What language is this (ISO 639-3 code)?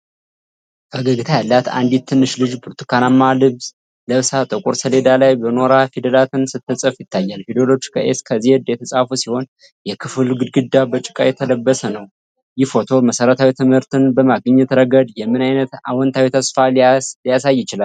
amh